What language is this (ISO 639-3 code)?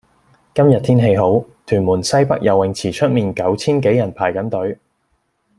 yue